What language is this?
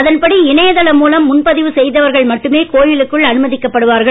Tamil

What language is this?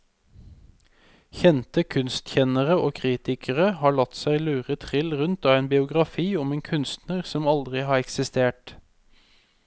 Norwegian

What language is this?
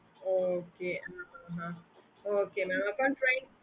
Tamil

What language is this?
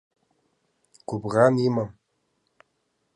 Abkhazian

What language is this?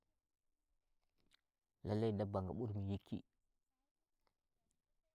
Nigerian Fulfulde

